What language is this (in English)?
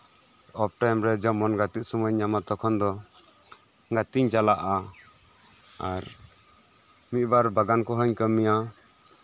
Santali